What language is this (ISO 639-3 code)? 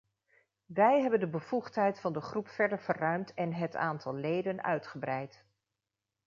nld